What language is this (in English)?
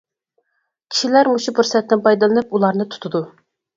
Uyghur